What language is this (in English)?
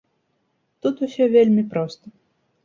Belarusian